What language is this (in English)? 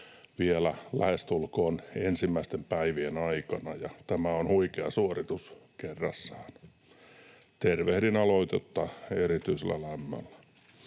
Finnish